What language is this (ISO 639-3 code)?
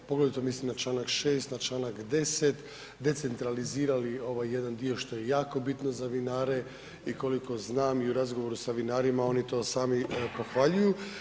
hrv